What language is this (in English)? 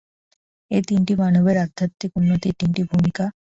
Bangla